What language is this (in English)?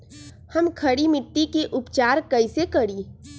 Magahi